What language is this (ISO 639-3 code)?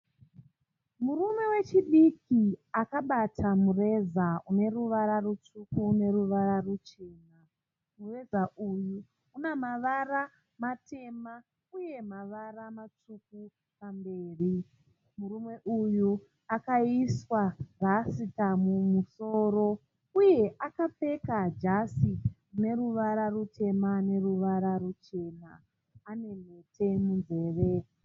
sna